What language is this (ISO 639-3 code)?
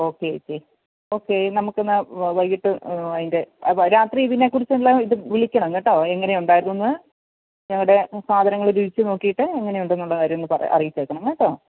mal